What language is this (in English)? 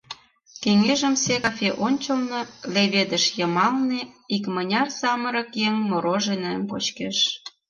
Mari